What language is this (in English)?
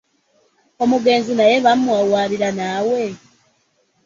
Ganda